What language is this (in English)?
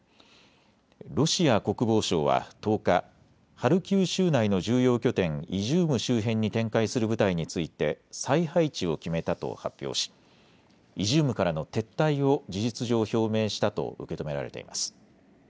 Japanese